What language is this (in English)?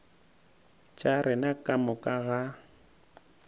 Northern Sotho